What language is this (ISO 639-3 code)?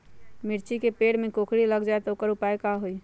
mag